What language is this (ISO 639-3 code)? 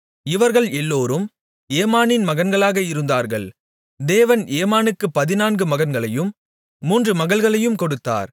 tam